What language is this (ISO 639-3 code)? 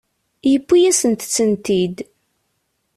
kab